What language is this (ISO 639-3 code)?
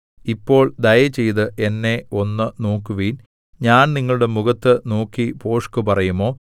mal